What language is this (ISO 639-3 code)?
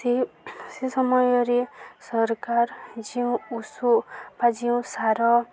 ori